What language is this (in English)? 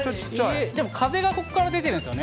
Japanese